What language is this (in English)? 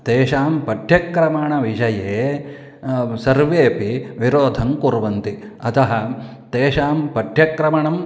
Sanskrit